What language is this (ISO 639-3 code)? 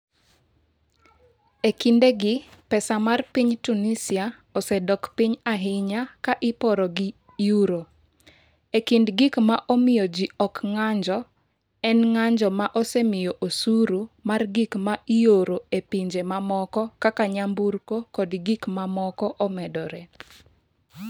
luo